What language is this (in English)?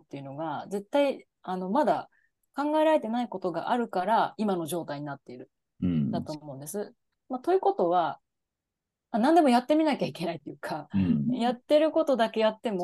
Japanese